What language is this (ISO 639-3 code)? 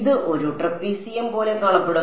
mal